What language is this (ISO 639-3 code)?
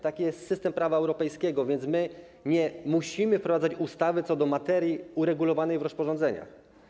pol